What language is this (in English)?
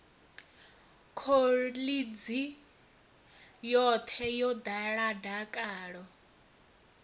Venda